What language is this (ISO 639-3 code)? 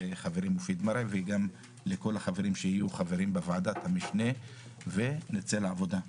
heb